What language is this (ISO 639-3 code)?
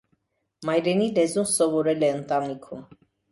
hye